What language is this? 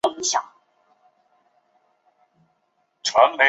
Chinese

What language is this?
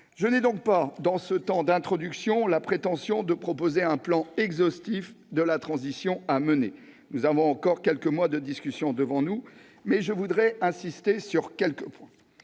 French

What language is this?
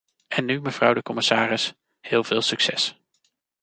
Dutch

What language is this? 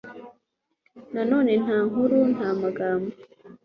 Kinyarwanda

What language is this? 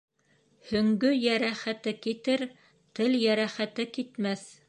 Bashkir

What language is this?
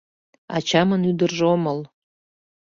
Mari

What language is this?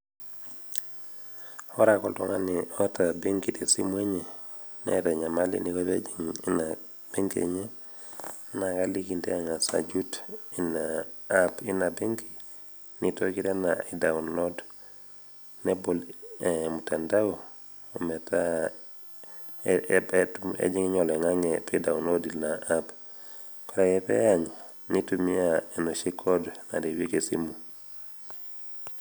Masai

